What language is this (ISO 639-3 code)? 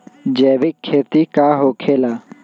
mag